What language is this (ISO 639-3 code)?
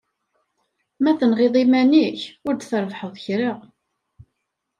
kab